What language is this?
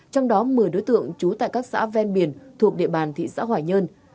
Vietnamese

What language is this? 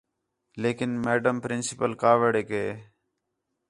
Khetrani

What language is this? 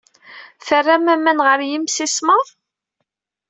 Kabyle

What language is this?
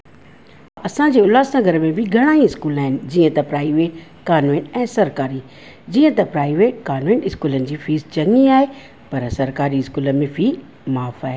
Sindhi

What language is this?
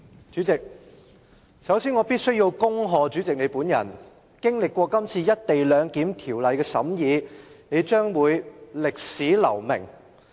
Cantonese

